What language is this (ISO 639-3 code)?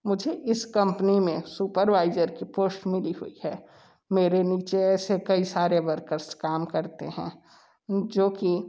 hin